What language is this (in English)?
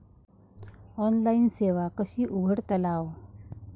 Marathi